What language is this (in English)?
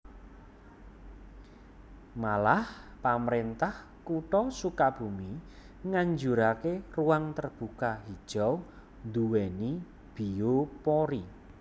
Javanese